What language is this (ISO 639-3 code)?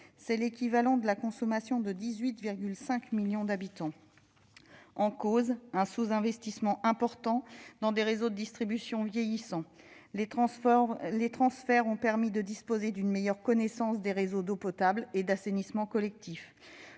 fra